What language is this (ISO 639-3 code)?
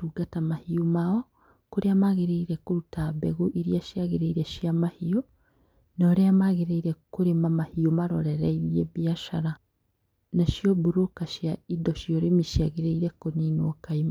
kik